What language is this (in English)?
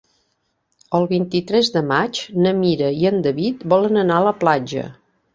Catalan